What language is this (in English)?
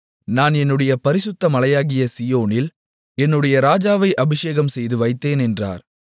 Tamil